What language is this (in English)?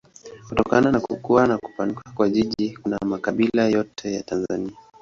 Swahili